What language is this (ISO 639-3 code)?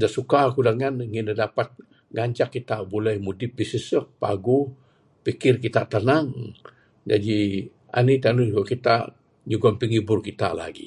sdo